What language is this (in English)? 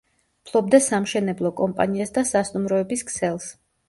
Georgian